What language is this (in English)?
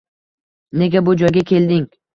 Uzbek